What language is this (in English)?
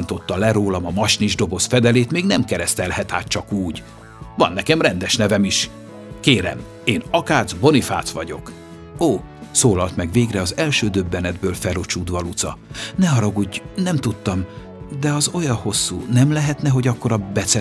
Hungarian